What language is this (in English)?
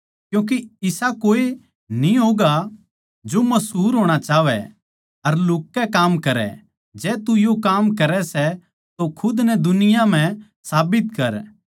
Haryanvi